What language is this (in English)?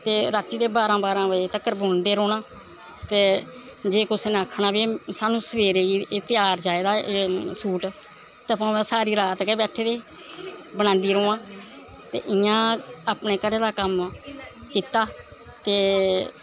Dogri